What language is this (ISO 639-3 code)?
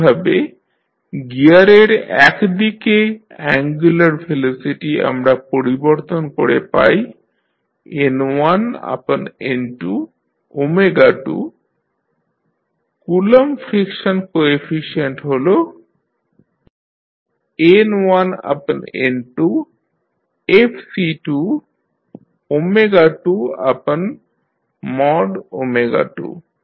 ben